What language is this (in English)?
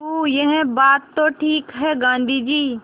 Hindi